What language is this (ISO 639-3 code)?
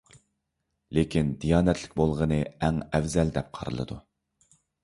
uig